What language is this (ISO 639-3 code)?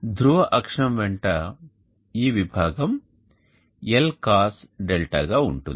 tel